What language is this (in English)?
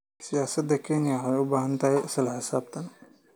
Somali